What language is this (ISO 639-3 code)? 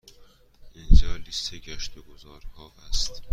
fas